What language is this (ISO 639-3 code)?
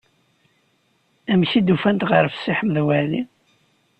kab